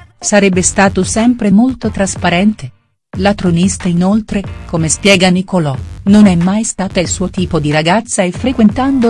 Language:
Italian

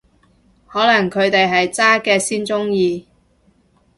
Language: Cantonese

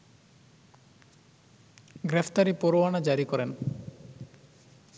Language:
Bangla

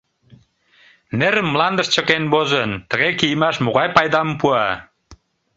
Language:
Mari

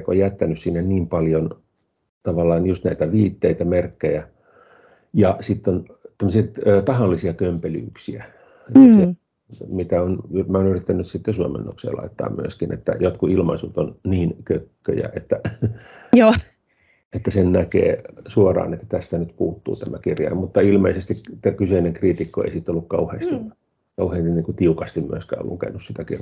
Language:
Finnish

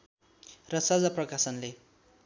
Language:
Nepali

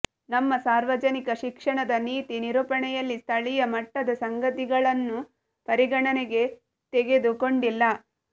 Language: Kannada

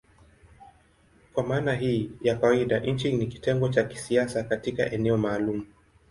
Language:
Swahili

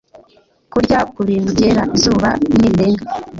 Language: Kinyarwanda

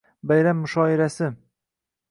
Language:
Uzbek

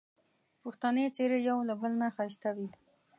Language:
Pashto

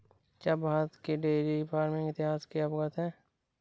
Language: Hindi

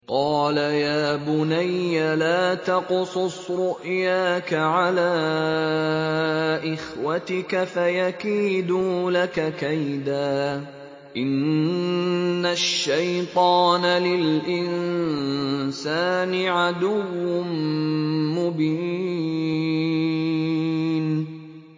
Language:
Arabic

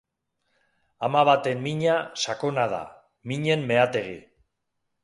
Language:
Basque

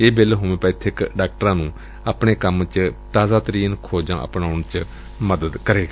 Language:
Punjabi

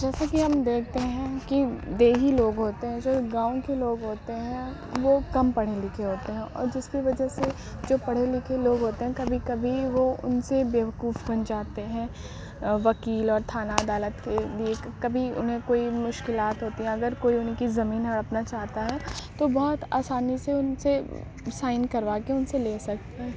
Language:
Urdu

